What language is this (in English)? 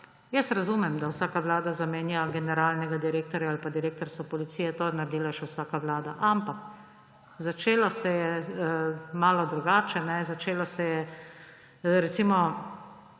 Slovenian